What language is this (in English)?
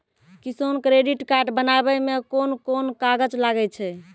Maithili